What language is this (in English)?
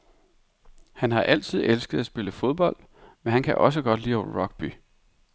Danish